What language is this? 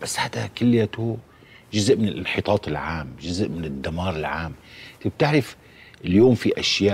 Arabic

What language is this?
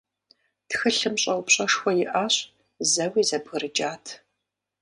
Kabardian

